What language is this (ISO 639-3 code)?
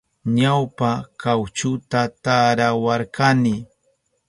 qup